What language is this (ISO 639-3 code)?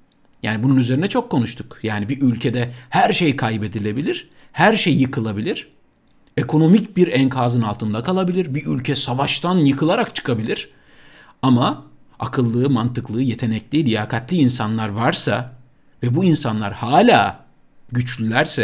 tur